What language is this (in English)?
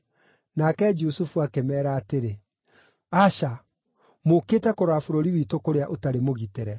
Kikuyu